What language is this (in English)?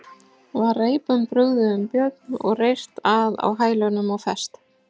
Icelandic